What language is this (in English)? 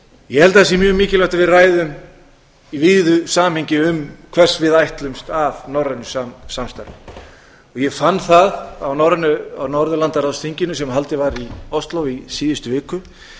Icelandic